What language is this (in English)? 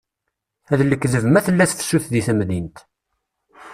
Kabyle